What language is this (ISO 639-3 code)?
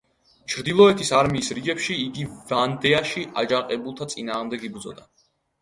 kat